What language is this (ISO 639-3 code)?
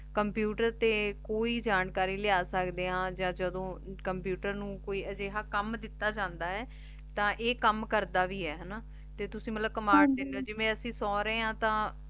pan